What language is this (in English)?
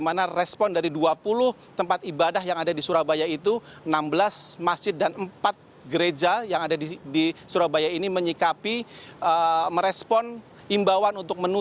Indonesian